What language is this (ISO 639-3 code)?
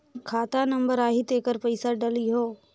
hne